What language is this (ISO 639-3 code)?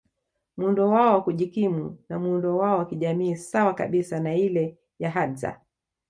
swa